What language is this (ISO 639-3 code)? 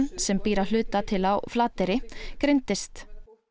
isl